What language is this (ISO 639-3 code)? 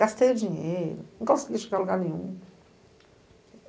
por